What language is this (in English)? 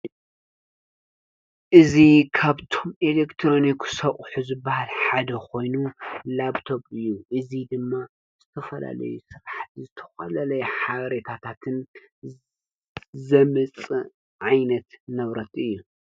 Tigrinya